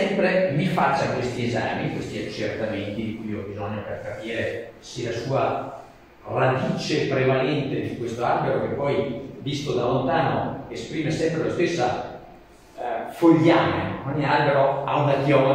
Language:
Italian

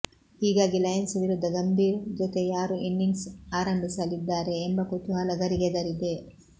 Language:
Kannada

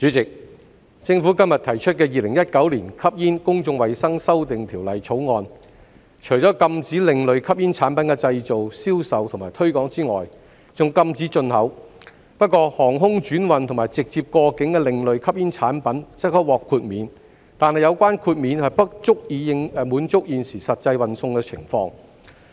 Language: Cantonese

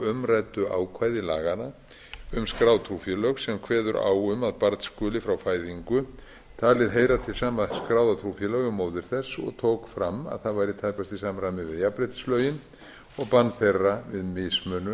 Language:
Icelandic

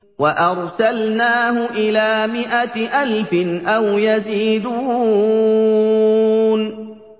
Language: Arabic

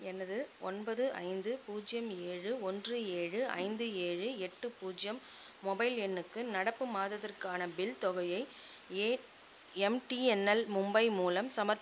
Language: Tamil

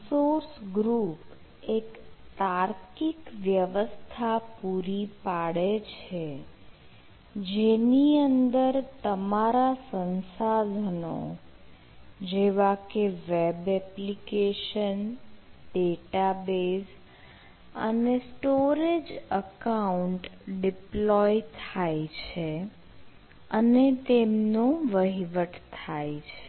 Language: Gujarati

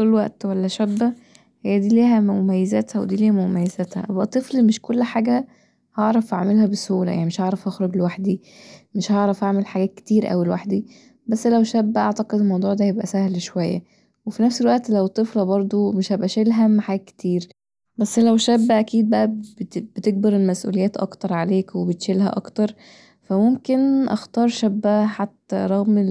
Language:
Egyptian Arabic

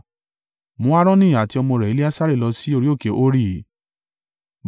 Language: Yoruba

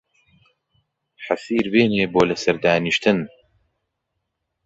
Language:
Central Kurdish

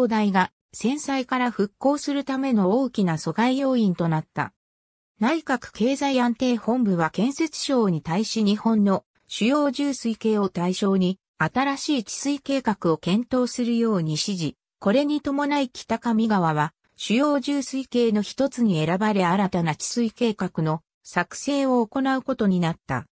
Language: Japanese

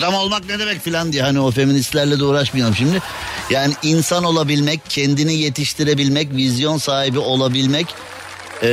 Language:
Turkish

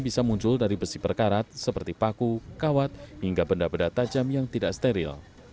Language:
Indonesian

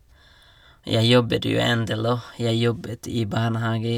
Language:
Norwegian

